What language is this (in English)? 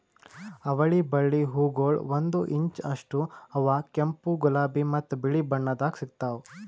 Kannada